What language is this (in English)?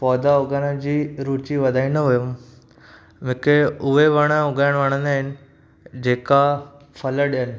Sindhi